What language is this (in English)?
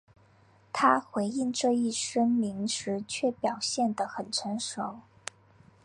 Chinese